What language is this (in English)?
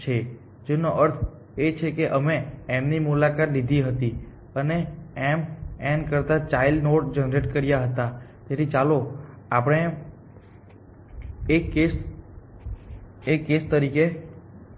Gujarati